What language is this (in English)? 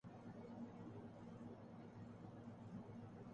Urdu